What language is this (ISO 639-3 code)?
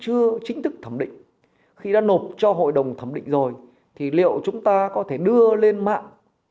vie